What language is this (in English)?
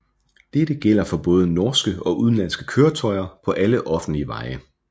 Danish